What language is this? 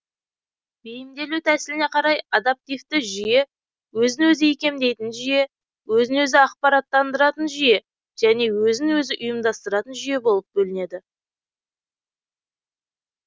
Kazakh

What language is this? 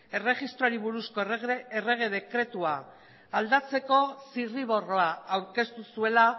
Basque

